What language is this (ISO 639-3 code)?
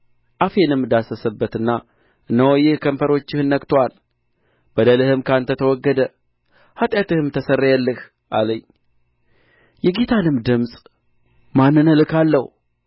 amh